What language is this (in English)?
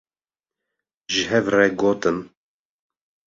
Kurdish